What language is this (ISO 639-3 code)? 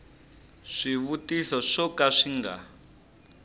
tso